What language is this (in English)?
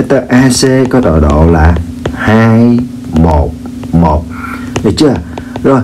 Vietnamese